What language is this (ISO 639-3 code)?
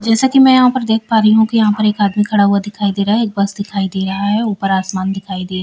hin